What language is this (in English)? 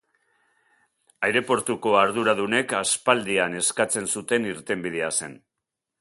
Basque